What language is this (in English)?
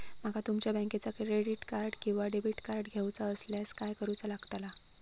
Marathi